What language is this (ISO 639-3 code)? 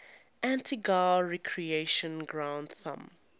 eng